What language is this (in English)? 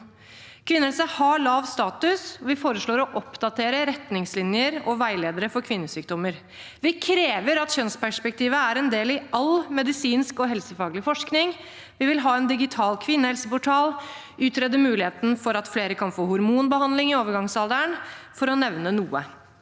Norwegian